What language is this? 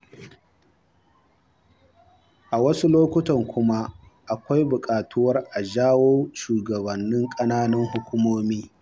Hausa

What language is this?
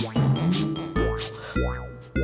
Indonesian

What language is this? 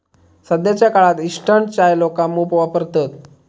Marathi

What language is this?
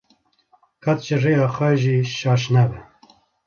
Kurdish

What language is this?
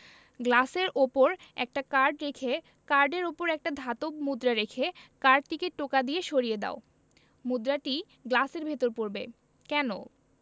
Bangla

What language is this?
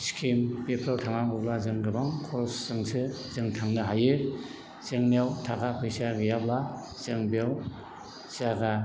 Bodo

